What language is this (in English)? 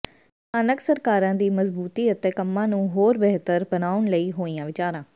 Punjabi